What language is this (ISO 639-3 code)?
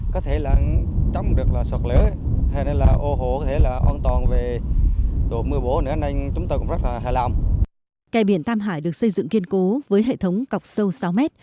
vie